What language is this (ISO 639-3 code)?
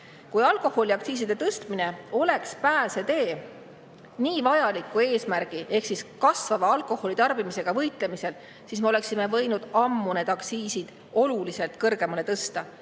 est